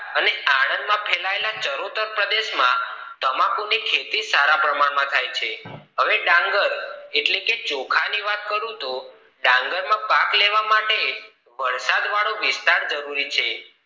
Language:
Gujarati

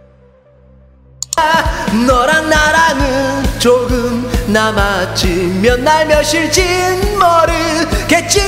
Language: Korean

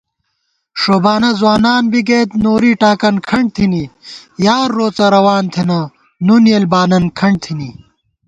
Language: Gawar-Bati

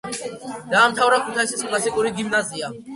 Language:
Georgian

